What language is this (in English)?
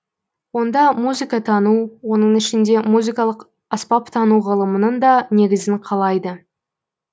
Kazakh